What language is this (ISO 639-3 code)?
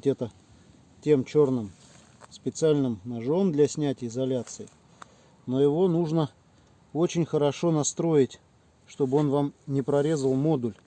rus